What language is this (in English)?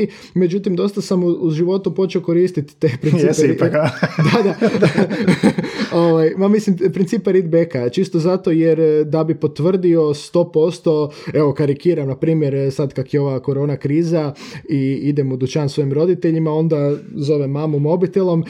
Croatian